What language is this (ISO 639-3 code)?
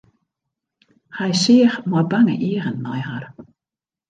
fry